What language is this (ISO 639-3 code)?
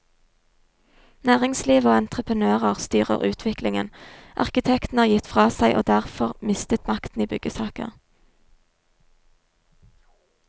nor